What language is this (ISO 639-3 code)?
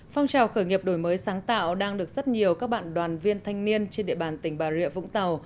vie